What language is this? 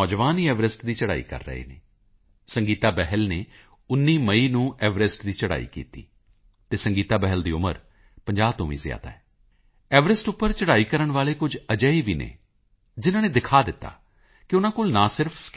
Punjabi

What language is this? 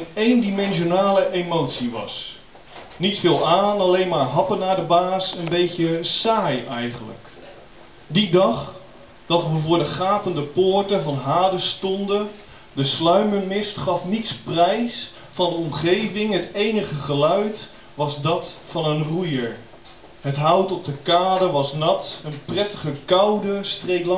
Dutch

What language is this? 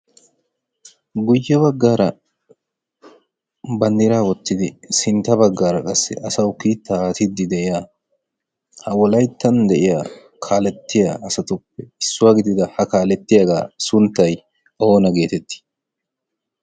Wolaytta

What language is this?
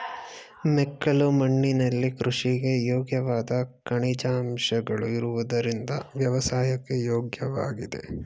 Kannada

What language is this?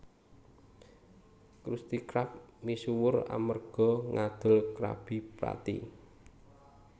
Javanese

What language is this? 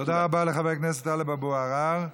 Hebrew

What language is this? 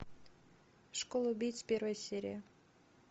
Russian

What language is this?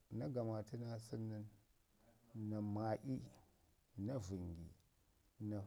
Ngizim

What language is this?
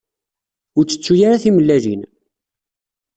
Kabyle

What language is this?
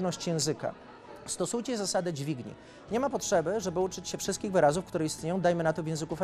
Polish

